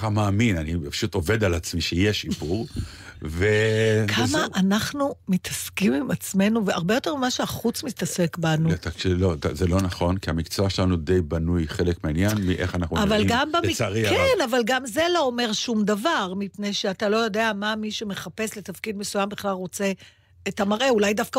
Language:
Hebrew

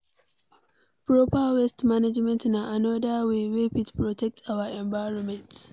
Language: Nigerian Pidgin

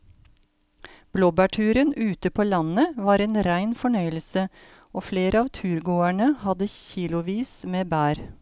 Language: Norwegian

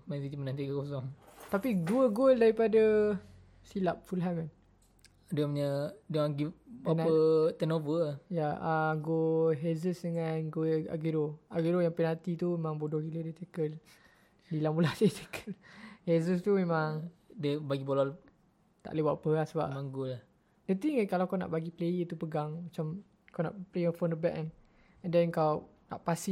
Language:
Malay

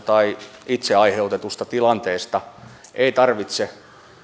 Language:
Finnish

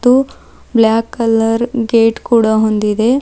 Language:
Kannada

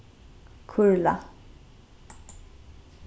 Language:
Faroese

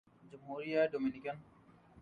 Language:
Urdu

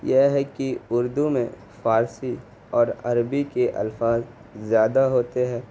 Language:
Urdu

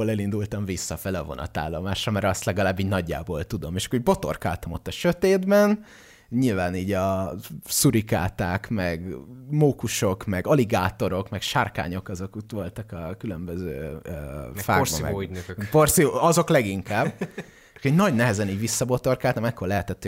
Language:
Hungarian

